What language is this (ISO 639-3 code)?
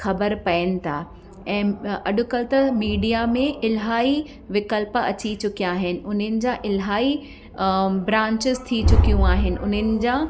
snd